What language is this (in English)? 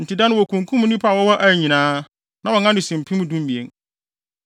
Akan